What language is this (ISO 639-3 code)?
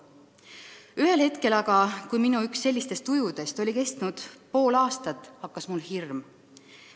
est